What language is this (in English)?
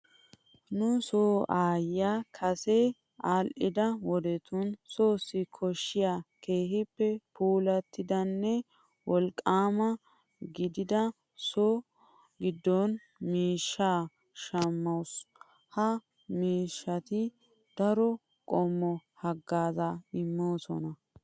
Wolaytta